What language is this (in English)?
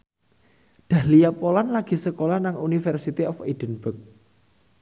Javanese